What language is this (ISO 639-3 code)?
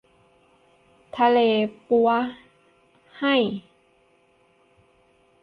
tha